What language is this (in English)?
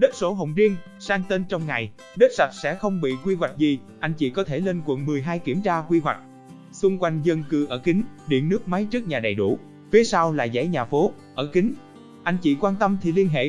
Vietnamese